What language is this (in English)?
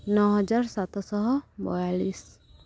Odia